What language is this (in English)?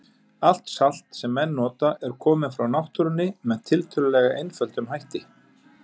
Icelandic